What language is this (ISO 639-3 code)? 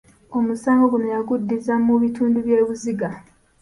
lug